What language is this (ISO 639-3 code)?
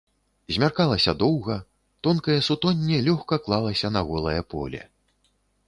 bel